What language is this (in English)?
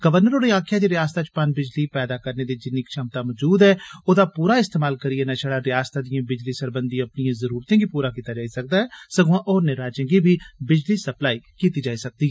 Dogri